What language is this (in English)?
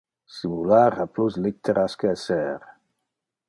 Interlingua